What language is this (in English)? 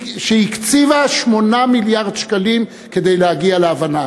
Hebrew